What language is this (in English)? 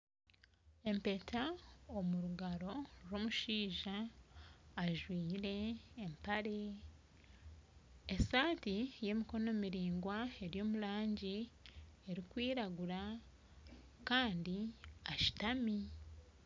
Nyankole